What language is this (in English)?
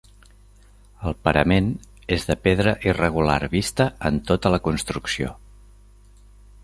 Catalan